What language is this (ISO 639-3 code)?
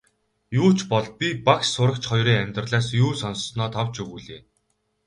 mon